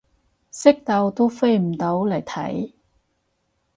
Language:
Cantonese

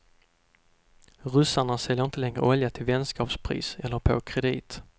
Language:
Swedish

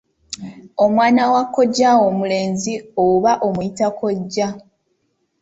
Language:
Ganda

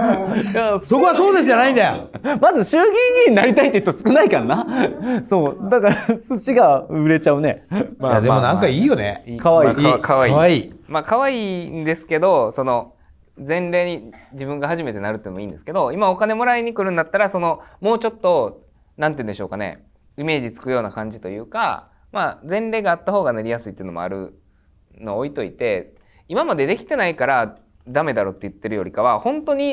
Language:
Japanese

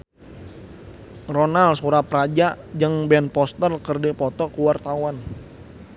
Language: Sundanese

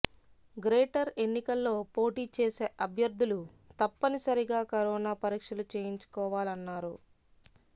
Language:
Telugu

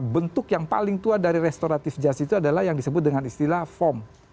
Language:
Indonesian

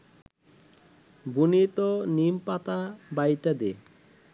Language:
Bangla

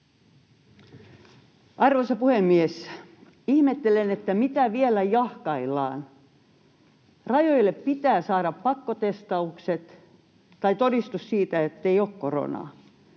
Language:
Finnish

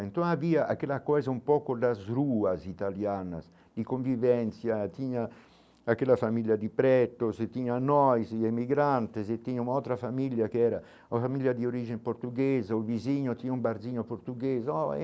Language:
Portuguese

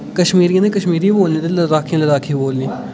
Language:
Dogri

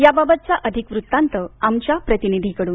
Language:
Marathi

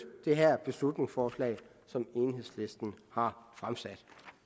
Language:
Danish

